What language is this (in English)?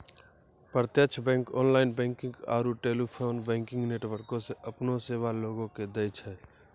Maithili